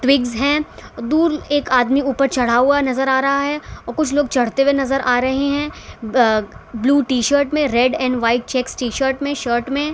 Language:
Hindi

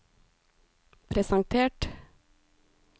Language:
Norwegian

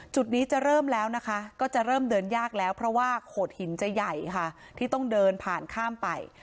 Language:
Thai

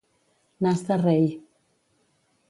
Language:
Catalan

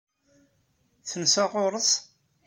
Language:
Kabyle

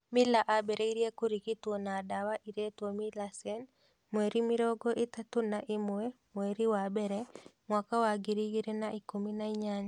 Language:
Kikuyu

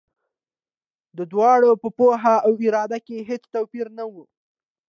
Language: Pashto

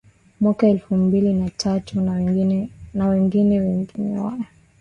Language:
Swahili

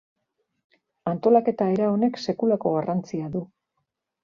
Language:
Basque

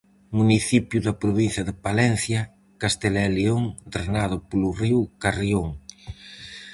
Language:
Galician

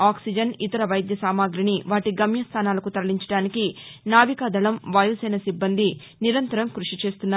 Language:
Telugu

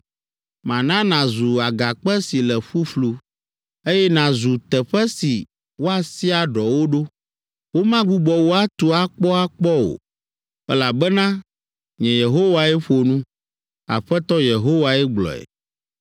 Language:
Ewe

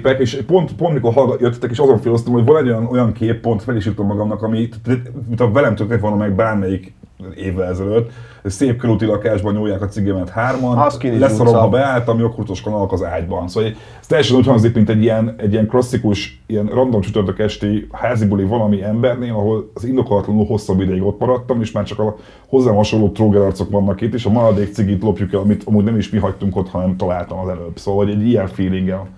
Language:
Hungarian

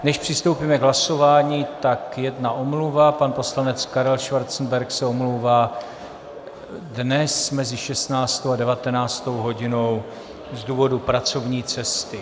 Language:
Czech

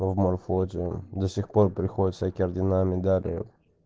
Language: Russian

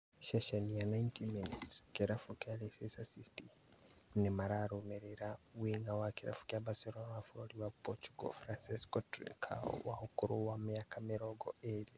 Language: Kikuyu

